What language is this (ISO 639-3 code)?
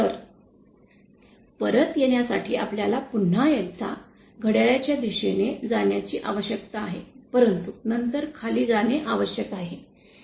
mar